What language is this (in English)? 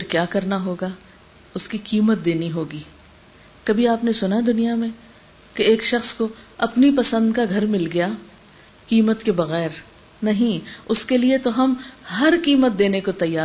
Urdu